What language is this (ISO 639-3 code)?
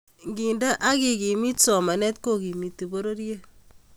kln